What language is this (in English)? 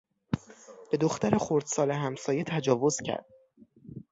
Persian